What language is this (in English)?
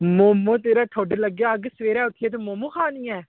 Dogri